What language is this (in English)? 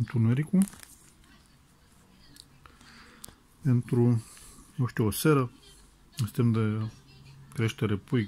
Romanian